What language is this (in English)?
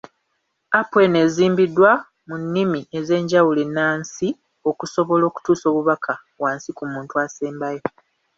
Ganda